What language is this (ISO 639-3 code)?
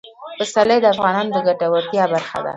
pus